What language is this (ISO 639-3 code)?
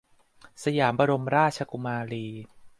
tha